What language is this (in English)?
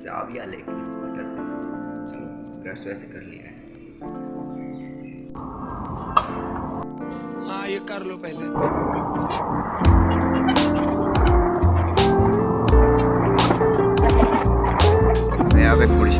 Gujarati